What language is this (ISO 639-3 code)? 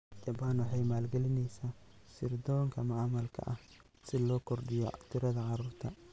som